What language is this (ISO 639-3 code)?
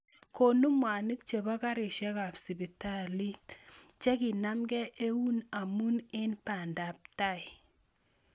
kln